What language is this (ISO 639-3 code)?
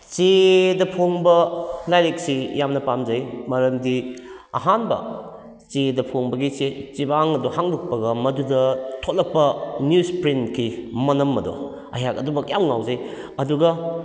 mni